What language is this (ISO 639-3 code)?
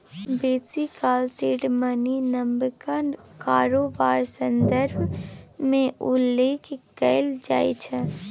mai